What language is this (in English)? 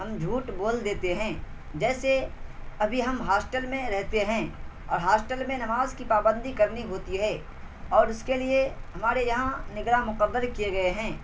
Urdu